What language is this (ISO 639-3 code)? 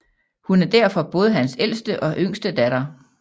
dan